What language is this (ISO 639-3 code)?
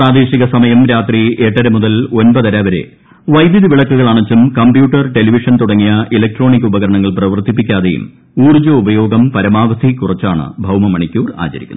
mal